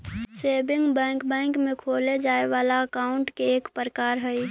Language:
Magahi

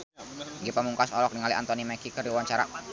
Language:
Sundanese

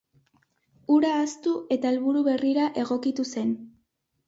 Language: Basque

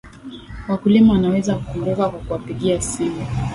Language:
Swahili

